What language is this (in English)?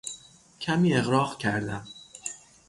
Persian